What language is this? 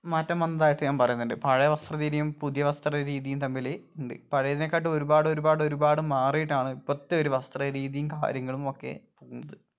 Malayalam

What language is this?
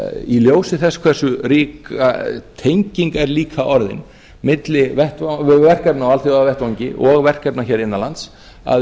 Icelandic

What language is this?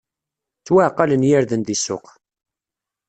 Kabyle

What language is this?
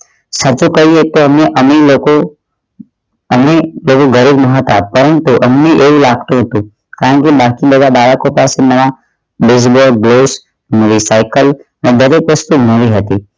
Gujarati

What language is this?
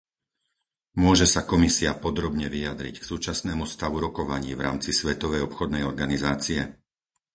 Slovak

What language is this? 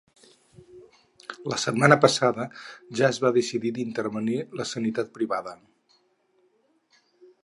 Catalan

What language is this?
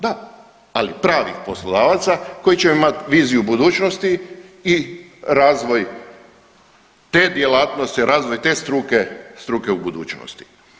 Croatian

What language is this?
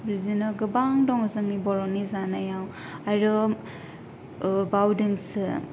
Bodo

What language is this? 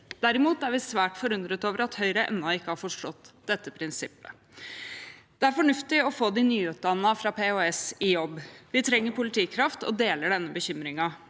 Norwegian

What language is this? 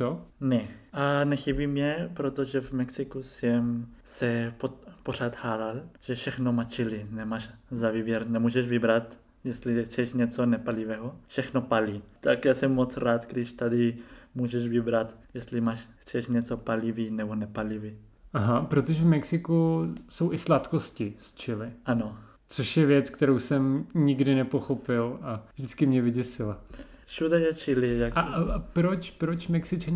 Czech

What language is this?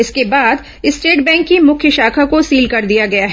Hindi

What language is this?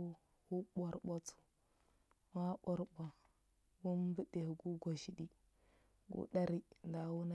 Huba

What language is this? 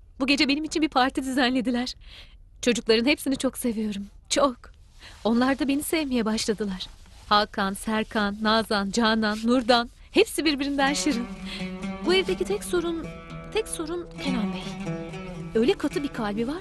Turkish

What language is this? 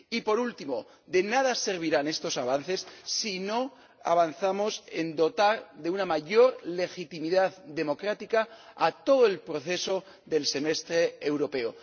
Spanish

